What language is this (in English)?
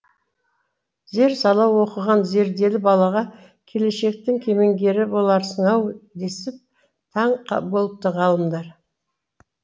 Kazakh